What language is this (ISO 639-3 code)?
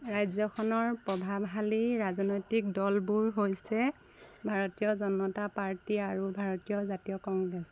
asm